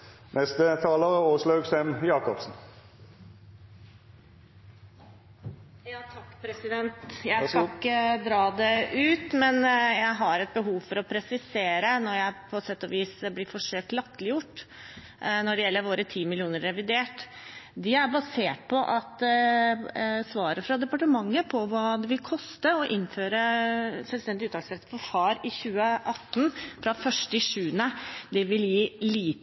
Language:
Norwegian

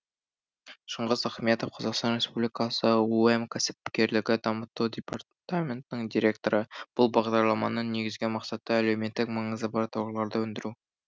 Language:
Kazakh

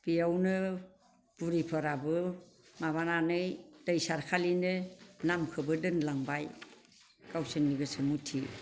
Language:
Bodo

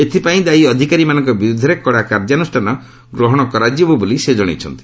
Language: Odia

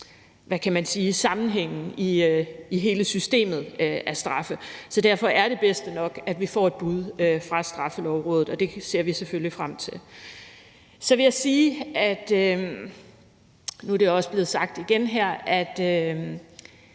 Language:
Danish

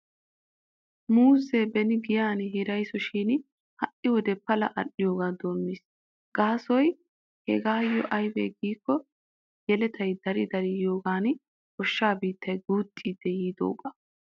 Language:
Wolaytta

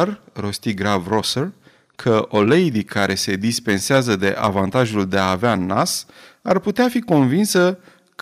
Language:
Romanian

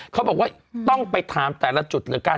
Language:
Thai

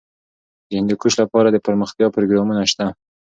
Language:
Pashto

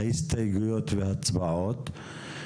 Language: Hebrew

